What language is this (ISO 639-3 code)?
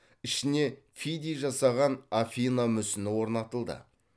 kaz